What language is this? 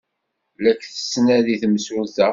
Kabyle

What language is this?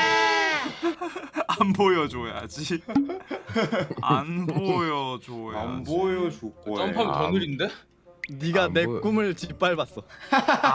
Korean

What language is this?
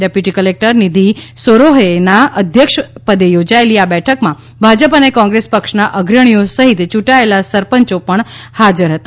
Gujarati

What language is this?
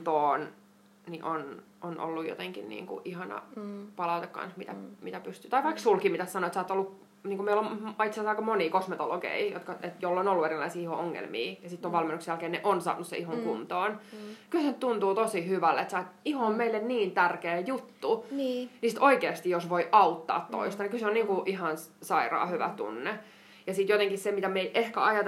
Finnish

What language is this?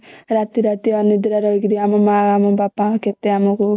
Odia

